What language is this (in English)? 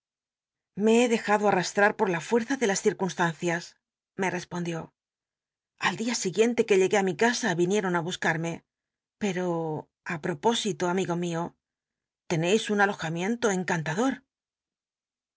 Spanish